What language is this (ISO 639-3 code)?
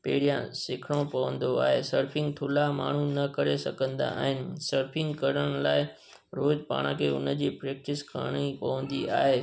snd